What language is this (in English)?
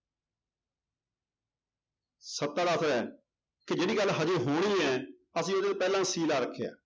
Punjabi